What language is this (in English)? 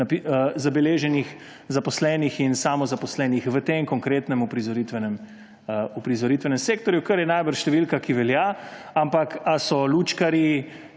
Slovenian